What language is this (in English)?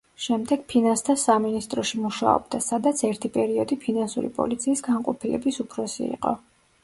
Georgian